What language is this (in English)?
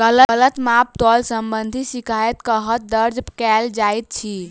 Maithili